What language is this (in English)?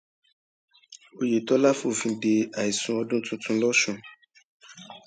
Yoruba